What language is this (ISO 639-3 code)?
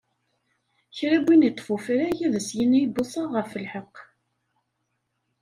kab